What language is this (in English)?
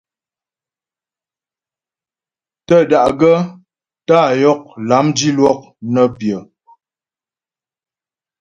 Ghomala